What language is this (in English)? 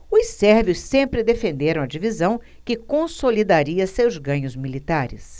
Portuguese